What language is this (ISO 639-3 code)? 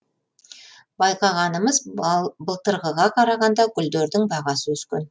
kaz